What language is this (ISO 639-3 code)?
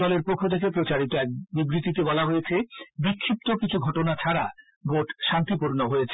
ben